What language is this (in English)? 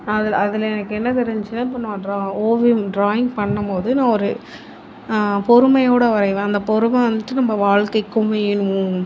Tamil